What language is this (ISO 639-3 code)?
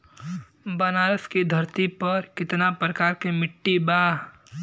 bho